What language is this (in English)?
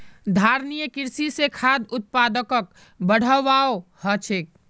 Magahi